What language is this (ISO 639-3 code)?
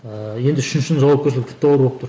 kaz